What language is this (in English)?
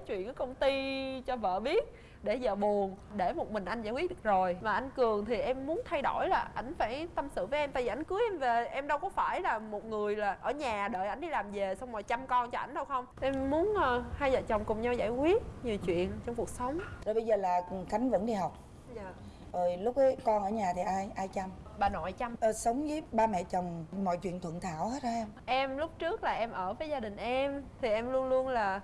Vietnamese